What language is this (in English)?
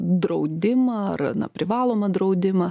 Lithuanian